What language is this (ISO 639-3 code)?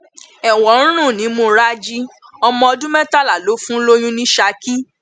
yor